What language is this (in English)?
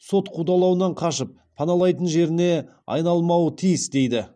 Kazakh